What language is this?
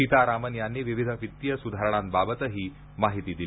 Marathi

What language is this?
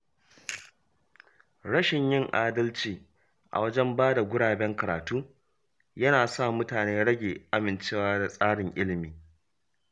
Hausa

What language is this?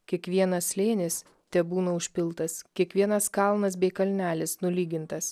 Lithuanian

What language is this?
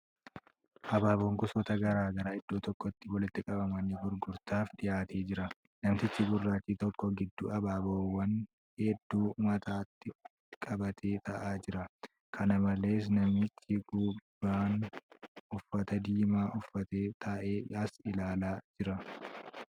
Oromo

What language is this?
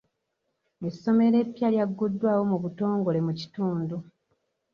Ganda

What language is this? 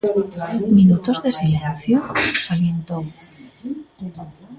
Galician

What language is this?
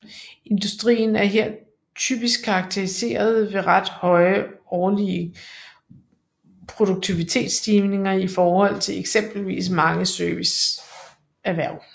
Danish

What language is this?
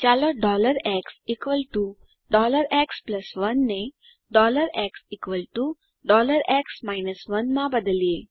Gujarati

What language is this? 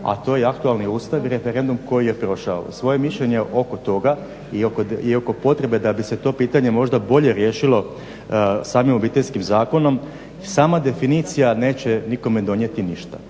Croatian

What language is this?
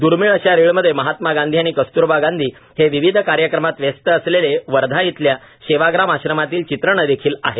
Marathi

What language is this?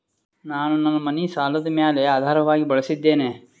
Kannada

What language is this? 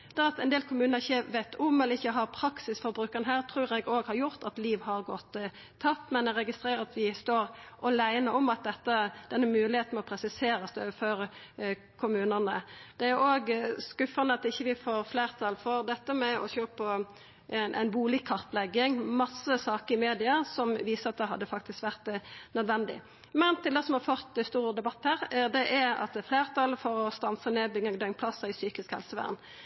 Norwegian Nynorsk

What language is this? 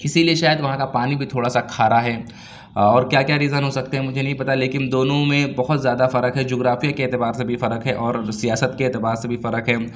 Urdu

